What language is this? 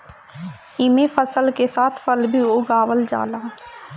Bhojpuri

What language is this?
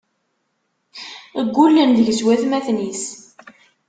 Kabyle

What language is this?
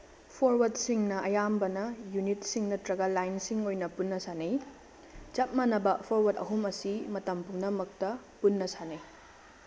Manipuri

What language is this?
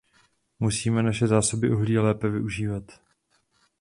Czech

